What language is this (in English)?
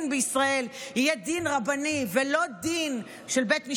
Hebrew